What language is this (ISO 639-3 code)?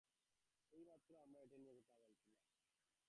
ben